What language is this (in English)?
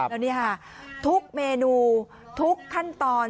Thai